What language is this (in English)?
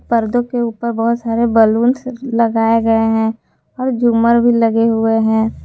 Hindi